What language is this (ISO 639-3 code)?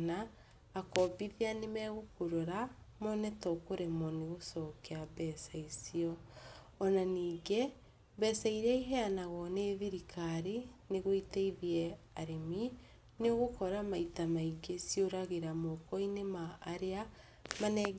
kik